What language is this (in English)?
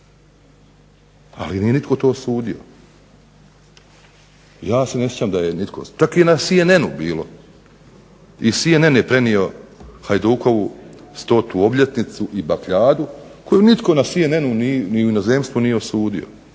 Croatian